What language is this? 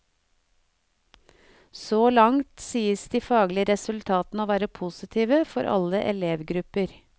Norwegian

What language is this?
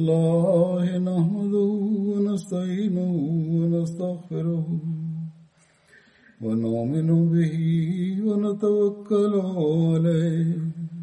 Malayalam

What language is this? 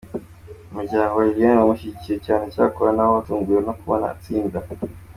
Kinyarwanda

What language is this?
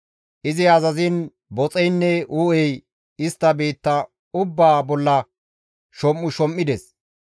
Gamo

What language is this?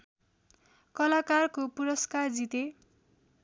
Nepali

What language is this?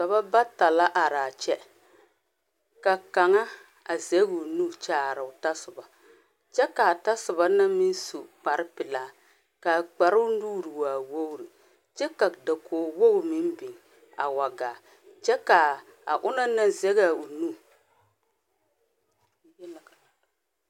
Southern Dagaare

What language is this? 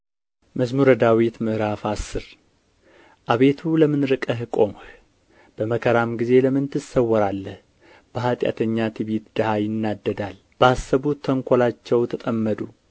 Amharic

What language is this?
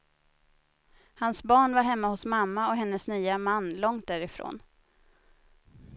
Swedish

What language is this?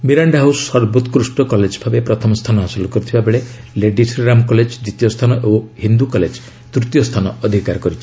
Odia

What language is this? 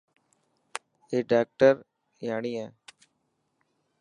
Dhatki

